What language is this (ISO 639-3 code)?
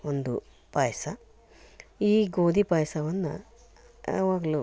kan